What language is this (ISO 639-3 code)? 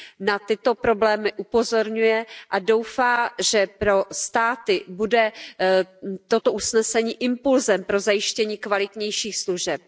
ces